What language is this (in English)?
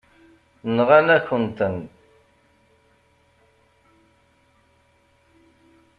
Kabyle